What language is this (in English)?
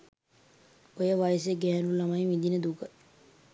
Sinhala